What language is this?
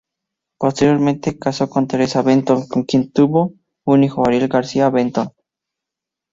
Spanish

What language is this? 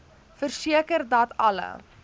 Afrikaans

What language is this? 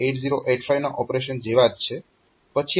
Gujarati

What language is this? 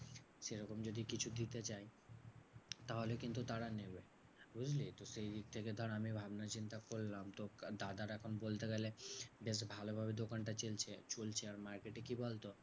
Bangla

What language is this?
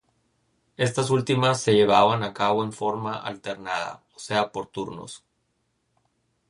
Spanish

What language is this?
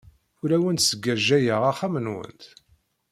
Kabyle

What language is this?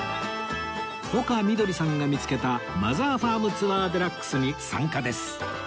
Japanese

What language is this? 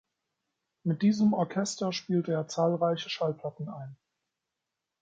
German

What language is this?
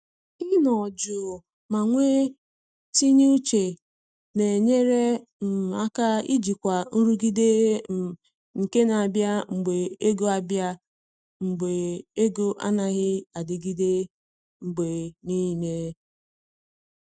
Igbo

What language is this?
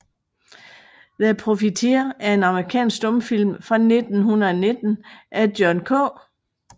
Danish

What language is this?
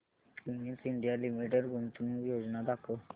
Marathi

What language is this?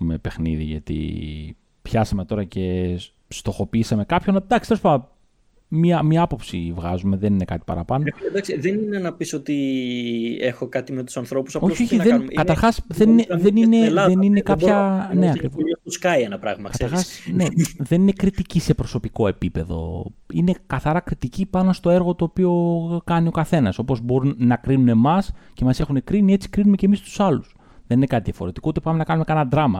Greek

